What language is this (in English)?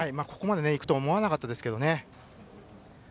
Japanese